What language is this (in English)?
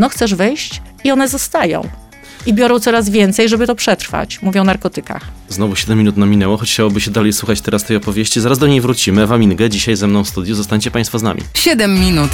Polish